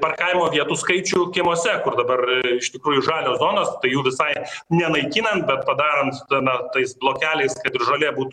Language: Lithuanian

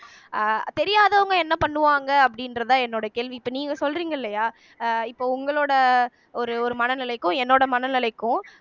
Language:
Tamil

